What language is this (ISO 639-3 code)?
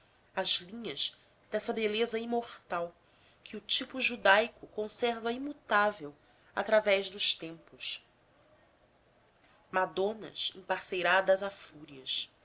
por